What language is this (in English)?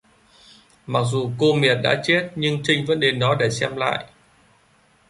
Vietnamese